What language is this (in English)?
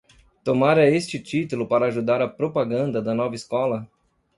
Portuguese